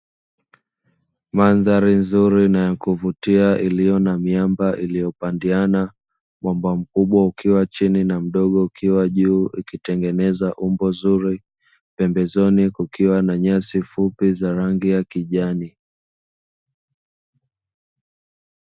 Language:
Swahili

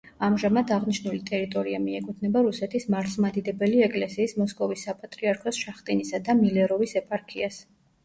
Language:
Georgian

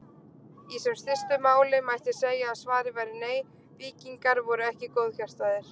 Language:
Icelandic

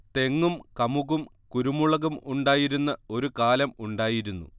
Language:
Malayalam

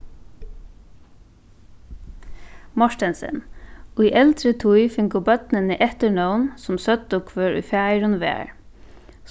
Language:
Faroese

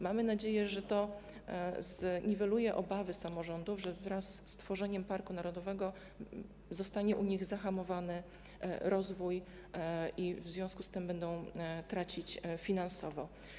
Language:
Polish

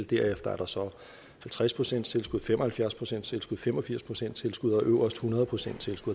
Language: Danish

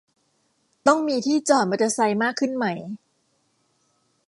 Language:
Thai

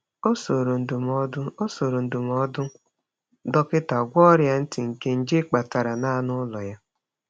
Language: Igbo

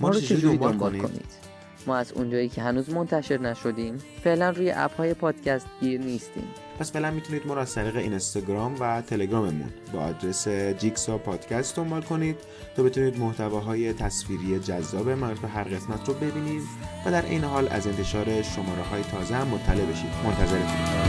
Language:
Persian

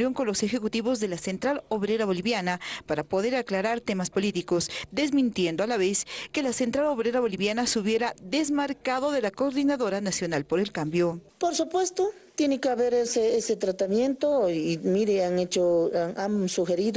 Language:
Spanish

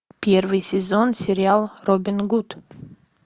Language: Russian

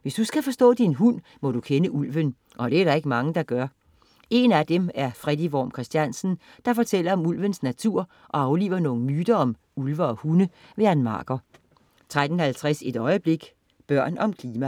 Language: Danish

